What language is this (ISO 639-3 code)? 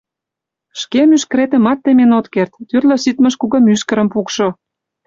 chm